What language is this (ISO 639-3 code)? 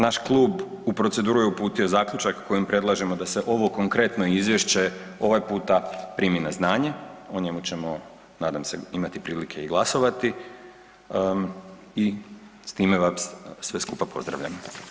hrv